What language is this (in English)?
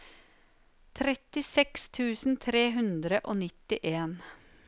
Norwegian